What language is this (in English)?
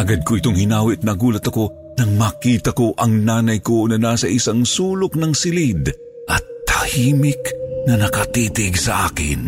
Filipino